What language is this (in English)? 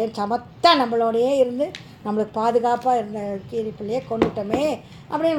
Tamil